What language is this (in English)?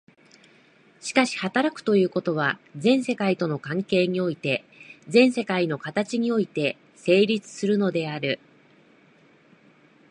Japanese